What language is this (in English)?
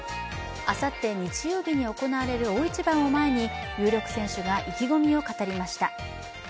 Japanese